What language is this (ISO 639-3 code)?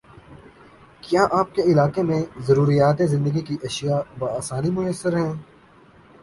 urd